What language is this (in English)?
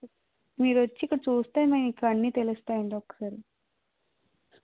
Telugu